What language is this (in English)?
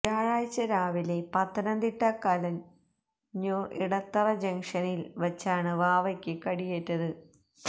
Malayalam